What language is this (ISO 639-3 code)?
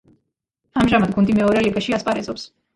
kat